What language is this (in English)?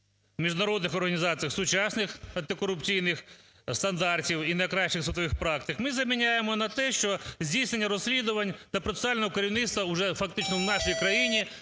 Ukrainian